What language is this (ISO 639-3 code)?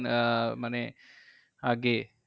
ben